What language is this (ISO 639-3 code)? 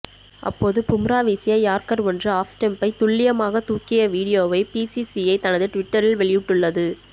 tam